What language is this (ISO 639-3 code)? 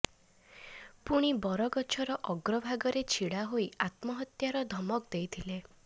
ori